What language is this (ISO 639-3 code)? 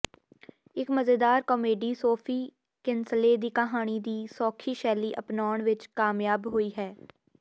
pan